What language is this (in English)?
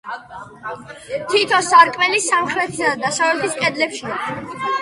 Georgian